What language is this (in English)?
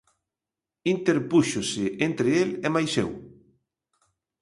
Galician